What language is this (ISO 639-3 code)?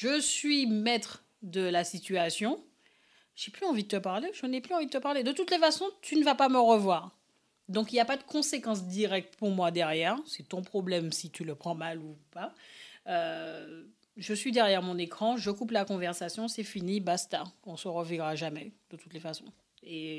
fra